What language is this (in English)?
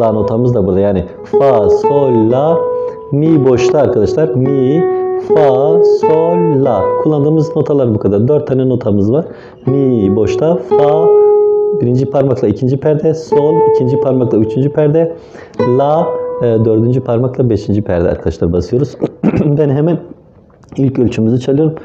Turkish